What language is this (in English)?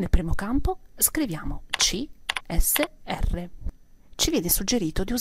Italian